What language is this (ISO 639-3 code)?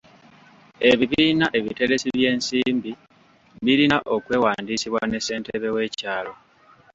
lug